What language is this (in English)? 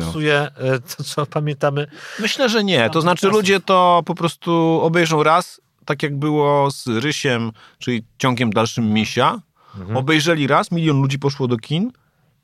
Polish